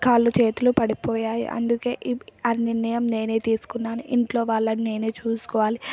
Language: Telugu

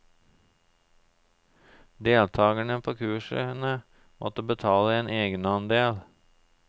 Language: Norwegian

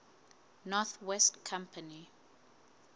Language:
Southern Sotho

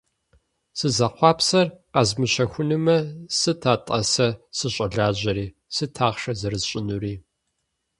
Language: Kabardian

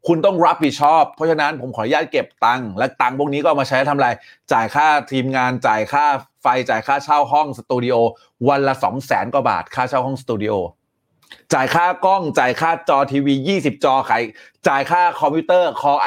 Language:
Thai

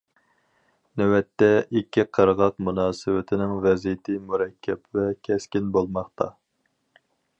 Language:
Uyghur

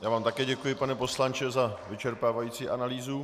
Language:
Czech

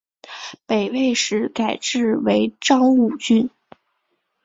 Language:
Chinese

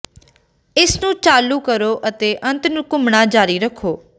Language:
Punjabi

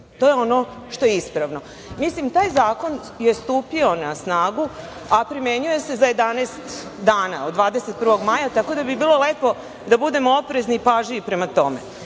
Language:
Serbian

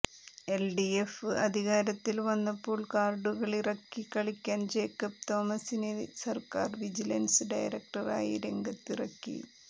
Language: Malayalam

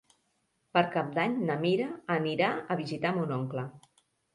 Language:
Catalan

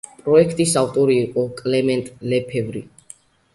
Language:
Georgian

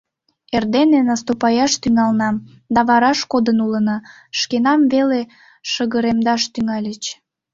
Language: Mari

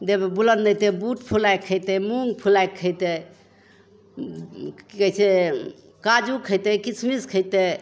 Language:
Maithili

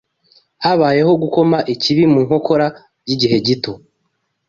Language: Kinyarwanda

